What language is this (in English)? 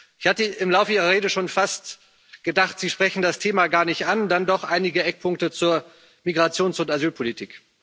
German